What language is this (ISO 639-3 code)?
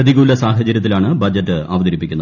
mal